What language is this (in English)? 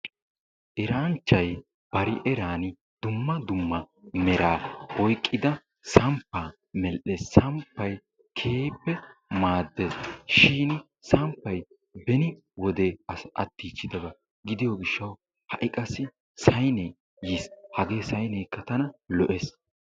Wolaytta